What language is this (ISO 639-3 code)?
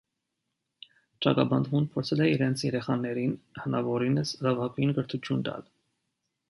hye